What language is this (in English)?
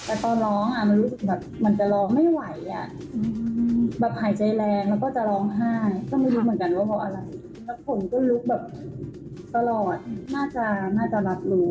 Thai